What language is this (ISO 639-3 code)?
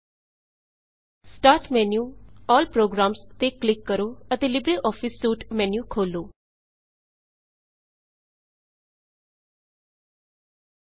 pan